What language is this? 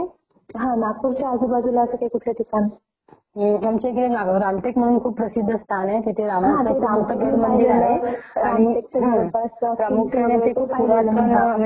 Marathi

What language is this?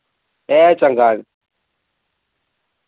Dogri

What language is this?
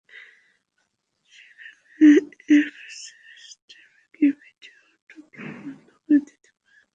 Bangla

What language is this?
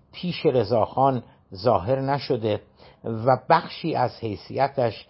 Persian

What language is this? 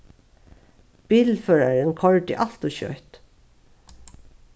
Faroese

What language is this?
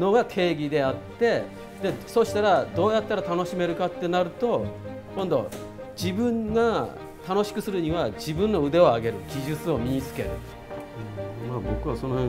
Japanese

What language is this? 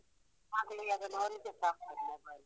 Kannada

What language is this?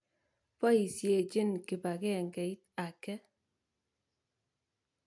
Kalenjin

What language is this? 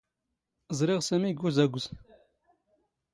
Standard Moroccan Tamazight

